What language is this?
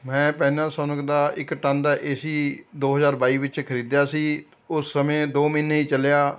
Punjabi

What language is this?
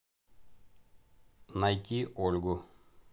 Russian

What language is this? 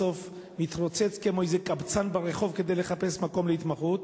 Hebrew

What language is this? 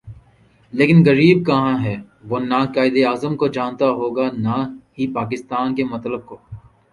Urdu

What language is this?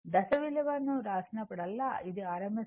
Telugu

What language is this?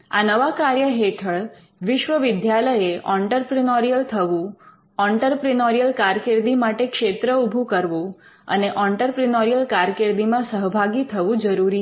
Gujarati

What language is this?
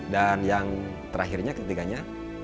Indonesian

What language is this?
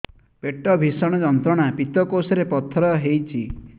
Odia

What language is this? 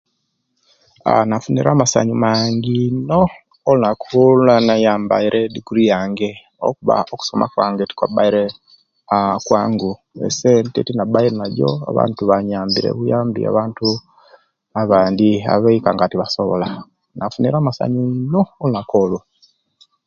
Kenyi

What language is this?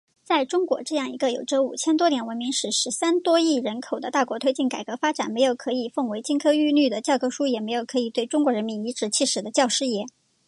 Chinese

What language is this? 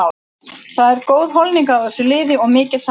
Icelandic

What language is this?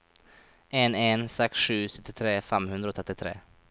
Norwegian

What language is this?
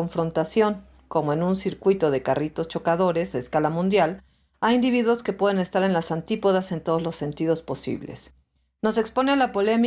Spanish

